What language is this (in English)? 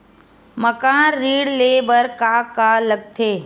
Chhattisgarhi